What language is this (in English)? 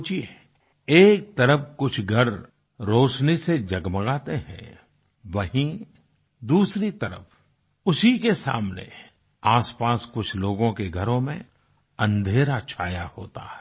Hindi